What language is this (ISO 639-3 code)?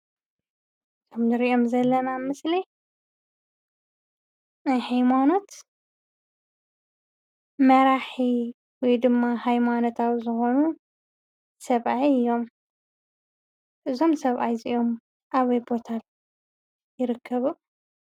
tir